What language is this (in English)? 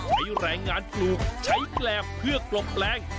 Thai